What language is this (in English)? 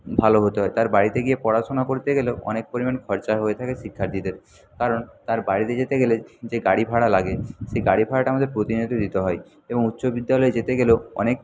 Bangla